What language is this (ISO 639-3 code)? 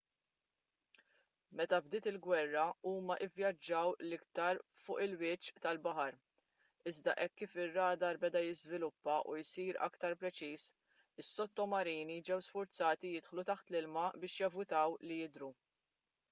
mlt